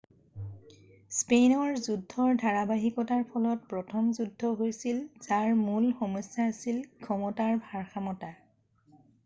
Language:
Assamese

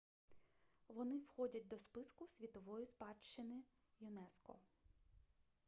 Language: Ukrainian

